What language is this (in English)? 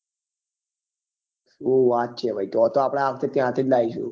Gujarati